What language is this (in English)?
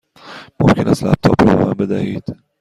Persian